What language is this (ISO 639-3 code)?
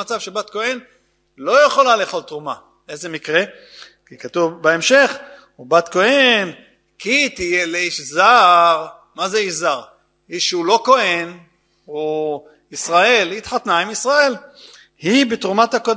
heb